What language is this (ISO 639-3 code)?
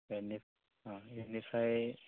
brx